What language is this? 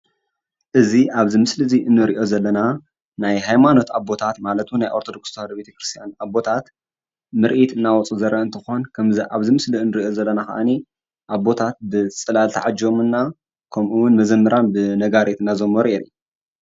Tigrinya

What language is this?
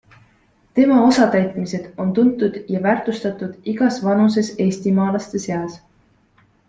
Estonian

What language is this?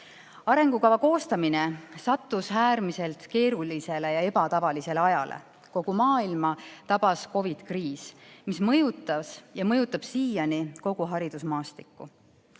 Estonian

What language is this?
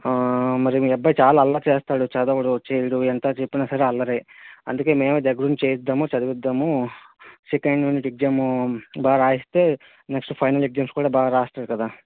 Telugu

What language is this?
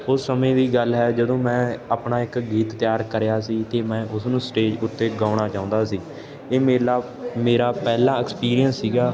Punjabi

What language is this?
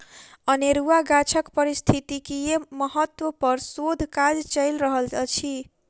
Maithili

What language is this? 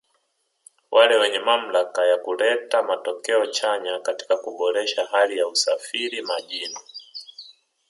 Swahili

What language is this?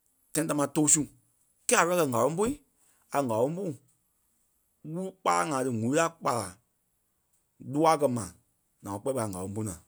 Kpelle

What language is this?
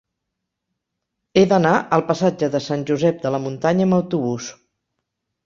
Catalan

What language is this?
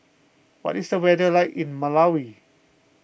English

